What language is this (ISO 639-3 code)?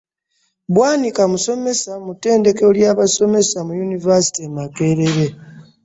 lug